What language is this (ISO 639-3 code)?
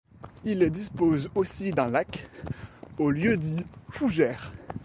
fra